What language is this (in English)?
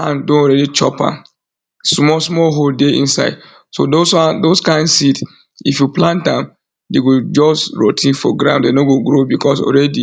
Nigerian Pidgin